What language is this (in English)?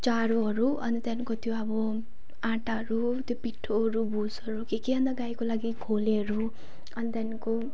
Nepali